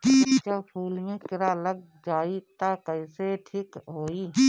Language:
Bhojpuri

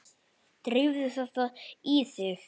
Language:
Icelandic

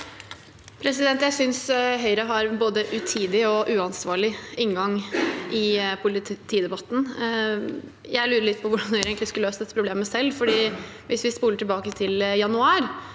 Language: Norwegian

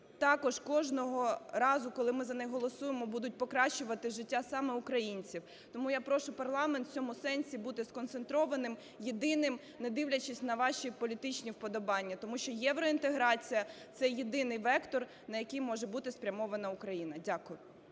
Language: Ukrainian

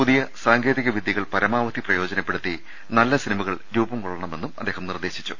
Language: Malayalam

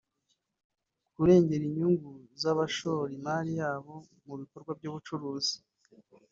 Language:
Kinyarwanda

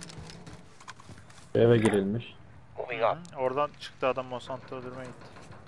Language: Turkish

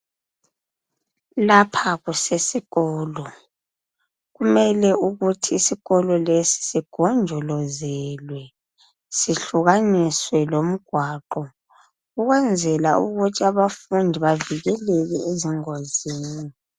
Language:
North Ndebele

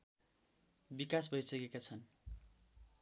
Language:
Nepali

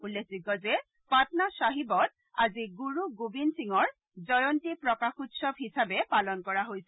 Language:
Assamese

